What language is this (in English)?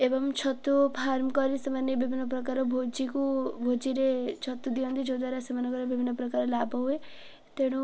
Odia